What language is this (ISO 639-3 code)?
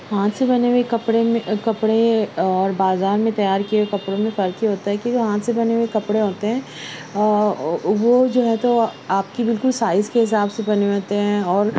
urd